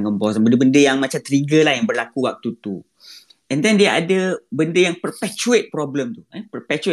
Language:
Malay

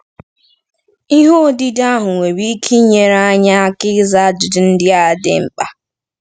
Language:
Igbo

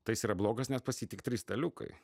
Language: Lithuanian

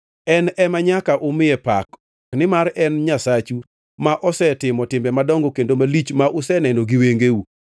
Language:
Luo (Kenya and Tanzania)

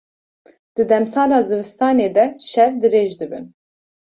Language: Kurdish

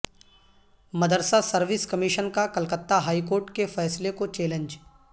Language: Urdu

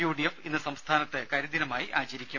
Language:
Malayalam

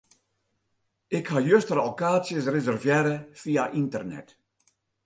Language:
Western Frisian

